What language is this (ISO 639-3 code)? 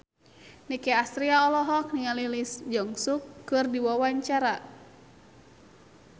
sun